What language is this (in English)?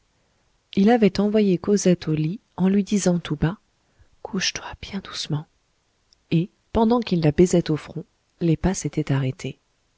French